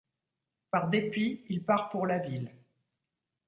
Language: French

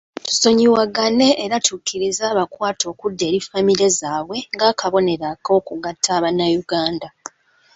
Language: Ganda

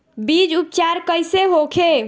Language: Bhojpuri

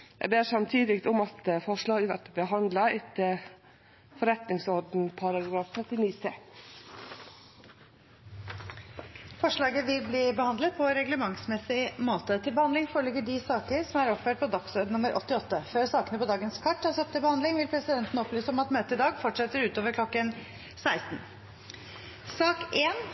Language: Norwegian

